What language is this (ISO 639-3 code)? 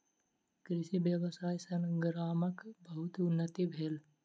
mai